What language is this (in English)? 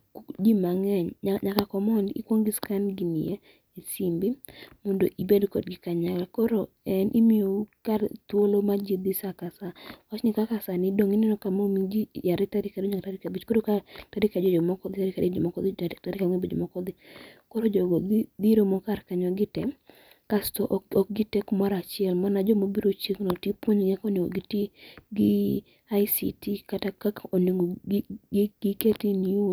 Luo (Kenya and Tanzania)